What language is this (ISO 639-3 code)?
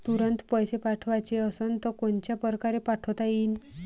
mar